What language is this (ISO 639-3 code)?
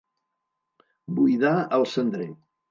cat